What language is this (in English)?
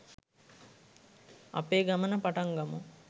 Sinhala